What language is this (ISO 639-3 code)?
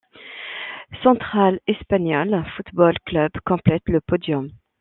fra